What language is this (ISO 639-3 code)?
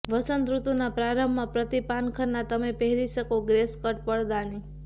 guj